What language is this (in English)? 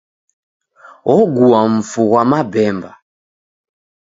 Taita